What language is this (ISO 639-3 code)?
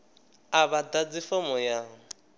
ven